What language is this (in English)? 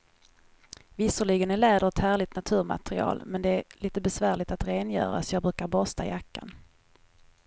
Swedish